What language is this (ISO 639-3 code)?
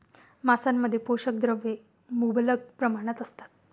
mar